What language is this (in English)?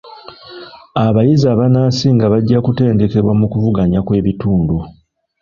Ganda